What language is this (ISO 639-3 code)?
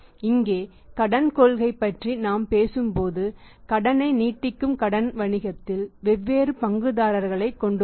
tam